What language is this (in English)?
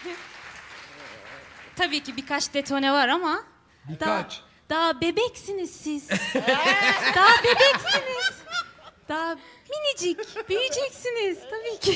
Turkish